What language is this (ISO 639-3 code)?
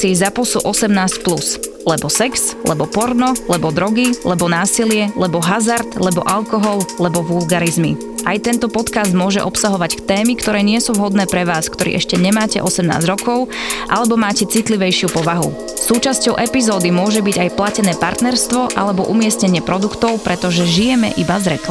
ces